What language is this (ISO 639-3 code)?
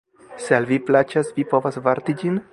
epo